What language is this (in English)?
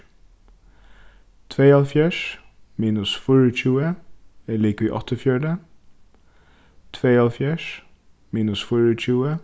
Faroese